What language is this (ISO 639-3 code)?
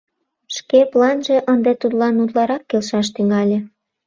chm